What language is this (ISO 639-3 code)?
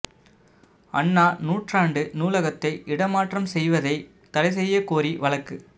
tam